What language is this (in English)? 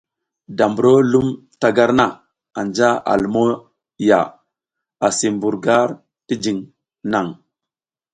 South Giziga